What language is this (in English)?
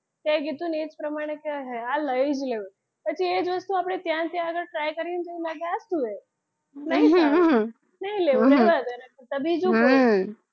Gujarati